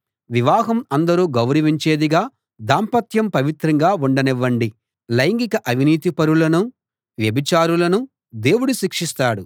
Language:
Telugu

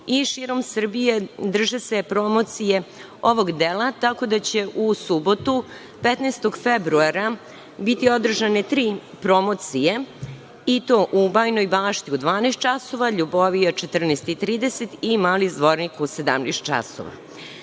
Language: Serbian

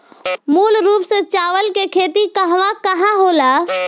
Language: Bhojpuri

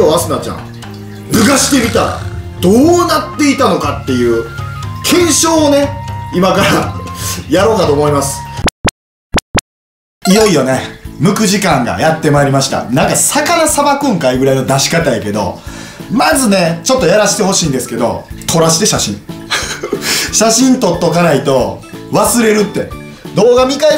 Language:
Japanese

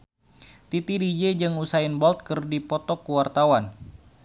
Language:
Sundanese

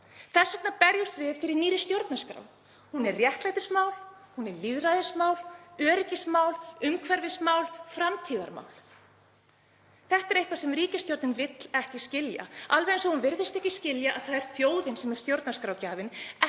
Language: Icelandic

